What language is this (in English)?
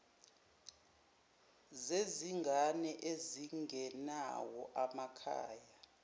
Zulu